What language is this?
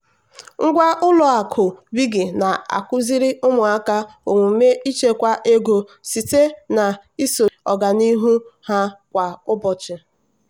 Igbo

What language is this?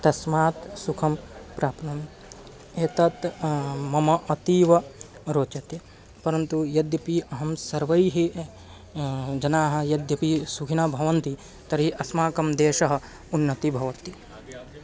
Sanskrit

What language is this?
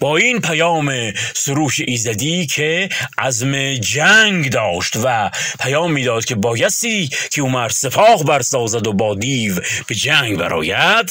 Persian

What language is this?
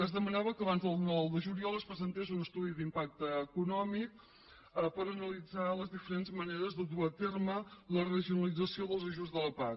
Catalan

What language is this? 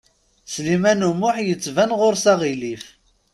Kabyle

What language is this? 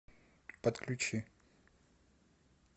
Russian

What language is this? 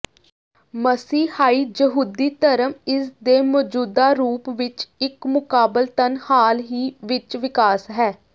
Punjabi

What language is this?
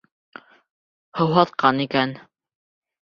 Bashkir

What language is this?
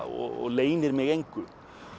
Icelandic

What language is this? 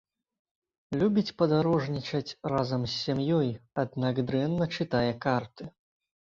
Belarusian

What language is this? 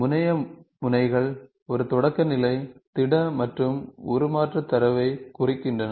Tamil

